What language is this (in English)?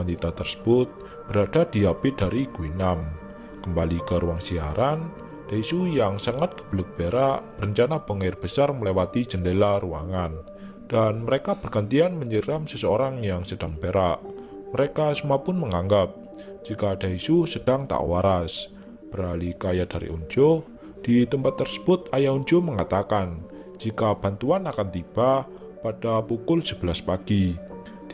Indonesian